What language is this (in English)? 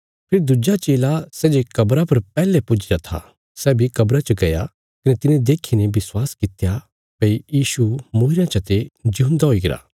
Bilaspuri